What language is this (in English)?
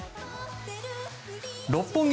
Japanese